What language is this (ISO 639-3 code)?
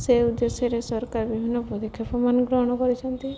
ori